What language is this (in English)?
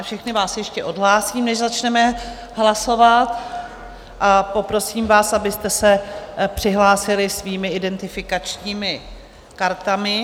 Czech